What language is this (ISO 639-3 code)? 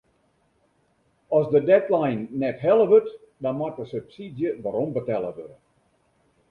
fry